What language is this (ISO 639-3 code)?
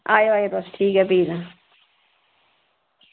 doi